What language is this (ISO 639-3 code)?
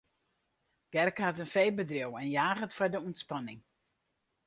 fry